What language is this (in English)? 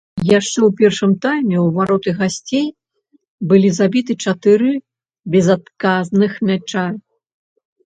Belarusian